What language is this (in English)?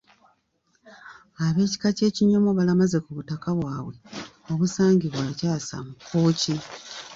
Ganda